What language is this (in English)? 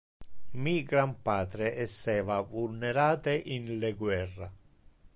Interlingua